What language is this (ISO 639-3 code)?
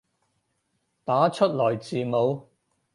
yue